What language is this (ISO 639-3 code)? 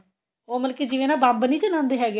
pan